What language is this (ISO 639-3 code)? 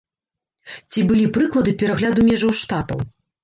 bel